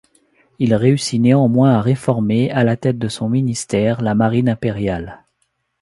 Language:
French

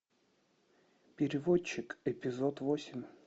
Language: Russian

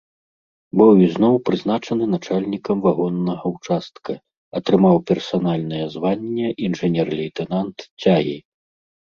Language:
Belarusian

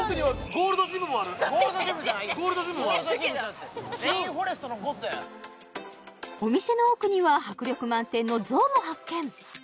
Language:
Japanese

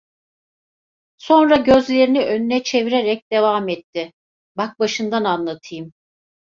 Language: Turkish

